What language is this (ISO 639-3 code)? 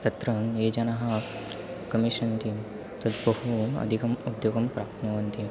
san